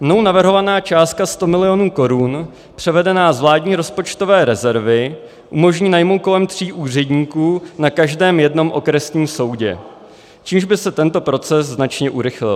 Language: Czech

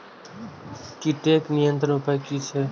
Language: Maithili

